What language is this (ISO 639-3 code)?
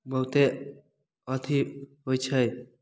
mai